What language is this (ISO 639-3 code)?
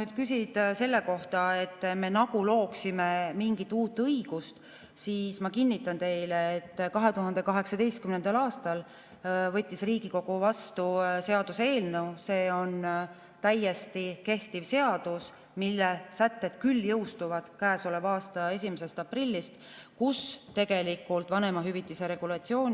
est